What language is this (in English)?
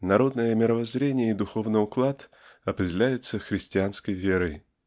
Russian